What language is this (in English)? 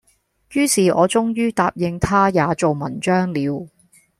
Cantonese